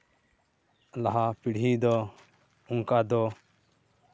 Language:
Santali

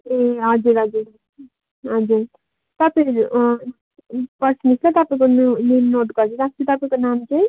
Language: Nepali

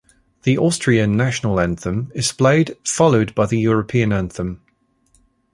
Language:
English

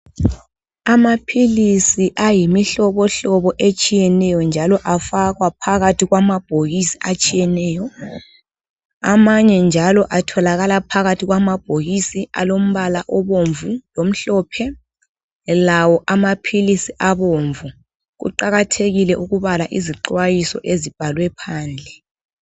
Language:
North Ndebele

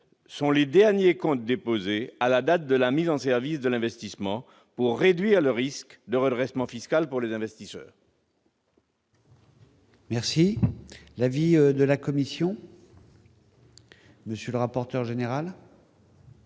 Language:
French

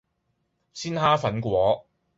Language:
Cantonese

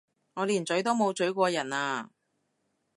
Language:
Cantonese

